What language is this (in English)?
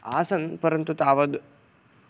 Sanskrit